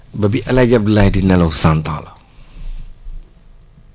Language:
Wolof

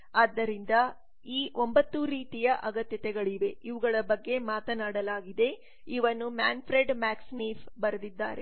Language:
Kannada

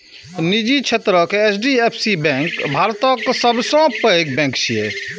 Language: Maithili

